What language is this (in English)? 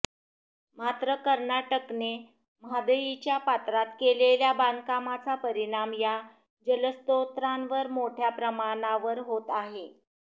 Marathi